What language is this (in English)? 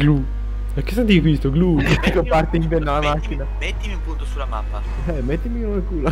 Italian